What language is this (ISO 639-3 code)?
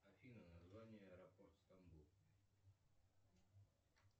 rus